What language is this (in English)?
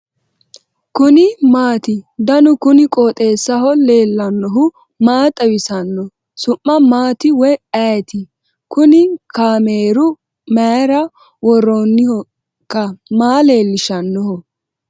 Sidamo